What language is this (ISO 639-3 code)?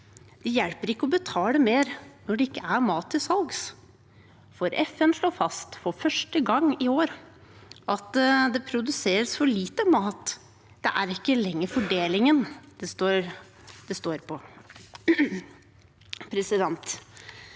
nor